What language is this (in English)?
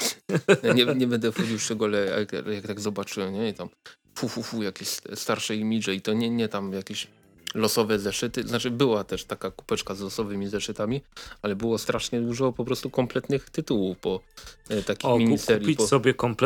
Polish